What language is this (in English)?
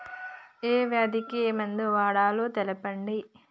Telugu